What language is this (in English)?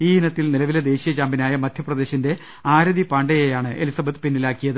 Malayalam